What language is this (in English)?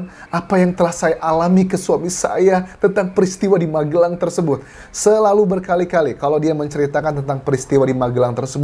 Indonesian